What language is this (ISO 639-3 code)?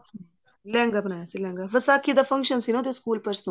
pan